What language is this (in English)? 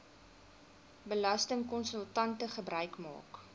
Afrikaans